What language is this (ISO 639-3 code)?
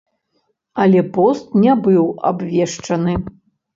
bel